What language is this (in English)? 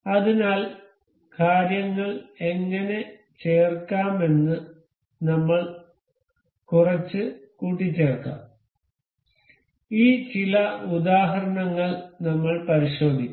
Malayalam